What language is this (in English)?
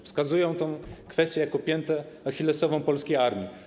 Polish